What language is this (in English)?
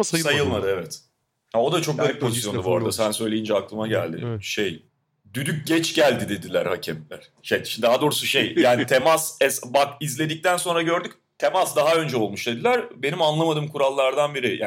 Turkish